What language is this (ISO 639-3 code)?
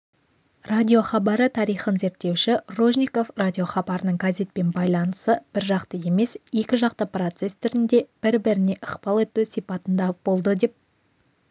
kaz